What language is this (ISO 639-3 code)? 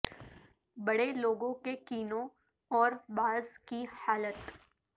urd